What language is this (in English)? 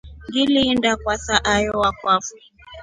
Rombo